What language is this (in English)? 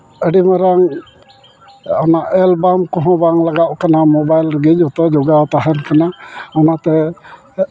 Santali